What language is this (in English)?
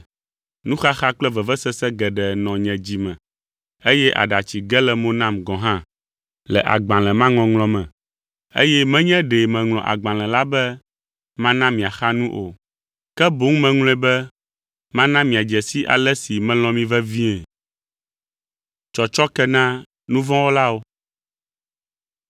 Ewe